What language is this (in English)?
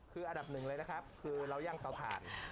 Thai